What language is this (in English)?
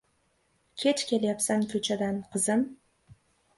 Uzbek